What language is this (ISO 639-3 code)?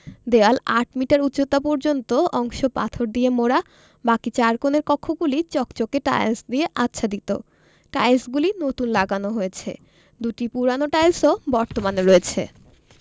ben